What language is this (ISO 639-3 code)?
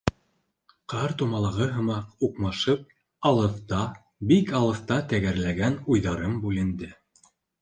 bak